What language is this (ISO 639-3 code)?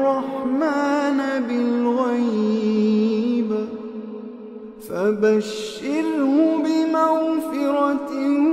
ara